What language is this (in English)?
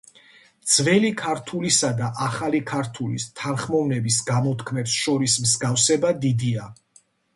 Georgian